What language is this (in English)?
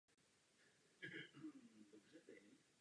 Czech